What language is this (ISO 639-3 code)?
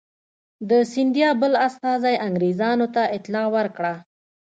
pus